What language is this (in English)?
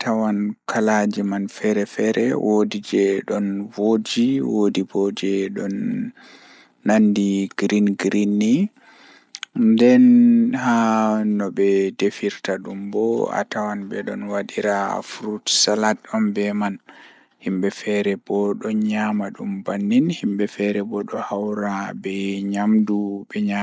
Fula